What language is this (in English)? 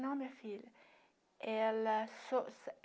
Portuguese